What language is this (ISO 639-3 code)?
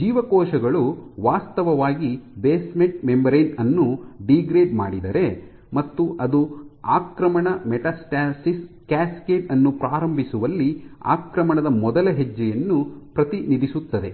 kan